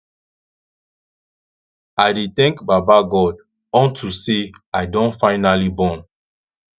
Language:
Nigerian Pidgin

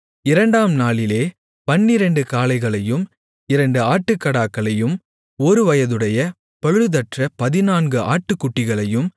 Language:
Tamil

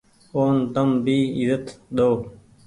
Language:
Goaria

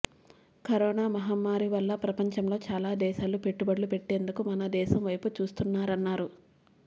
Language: Telugu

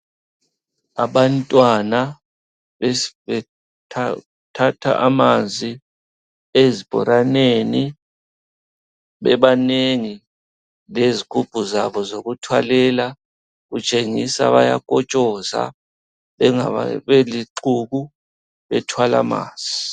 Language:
North Ndebele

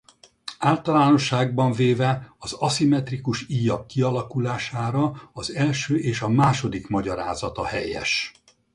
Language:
Hungarian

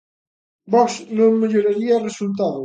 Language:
Galician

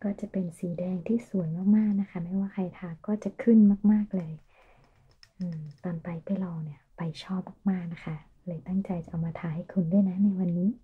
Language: Thai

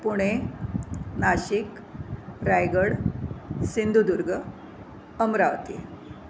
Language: Marathi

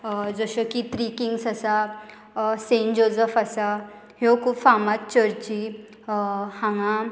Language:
Konkani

